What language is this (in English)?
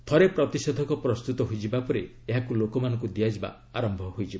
Odia